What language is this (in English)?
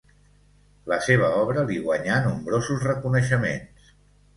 Catalan